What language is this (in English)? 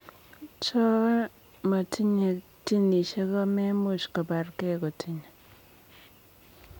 Kalenjin